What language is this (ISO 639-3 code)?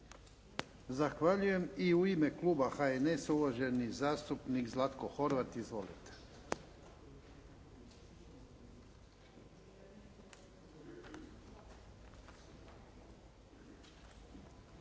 hrv